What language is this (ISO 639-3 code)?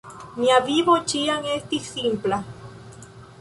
epo